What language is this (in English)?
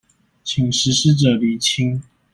Chinese